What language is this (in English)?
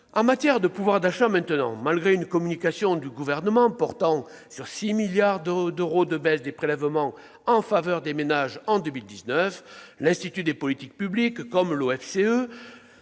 French